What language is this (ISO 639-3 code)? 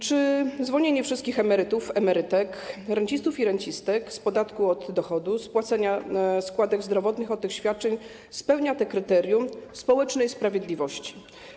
pol